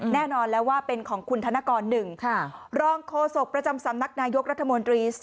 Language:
Thai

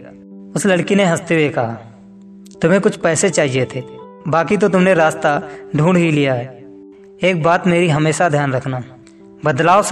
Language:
Hindi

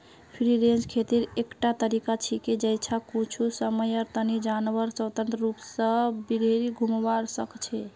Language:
Magahi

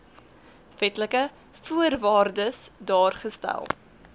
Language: Afrikaans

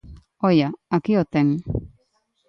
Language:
Galician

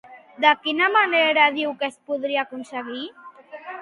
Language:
Catalan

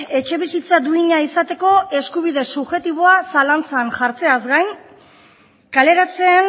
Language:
Basque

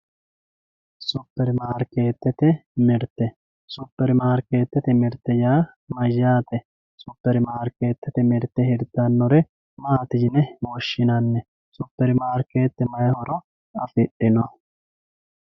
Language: Sidamo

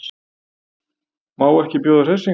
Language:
Icelandic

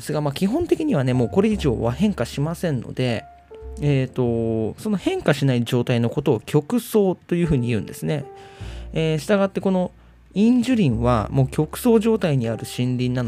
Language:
Japanese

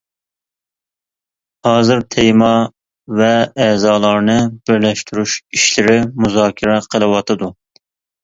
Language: Uyghur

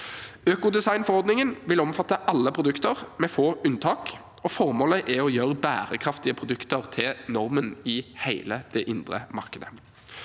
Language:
Norwegian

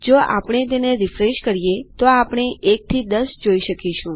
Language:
Gujarati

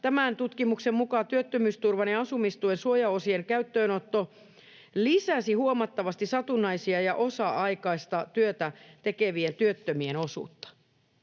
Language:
Finnish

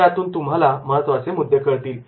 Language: Marathi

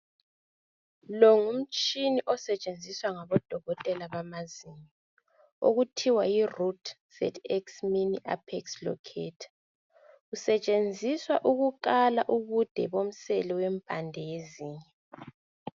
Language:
North Ndebele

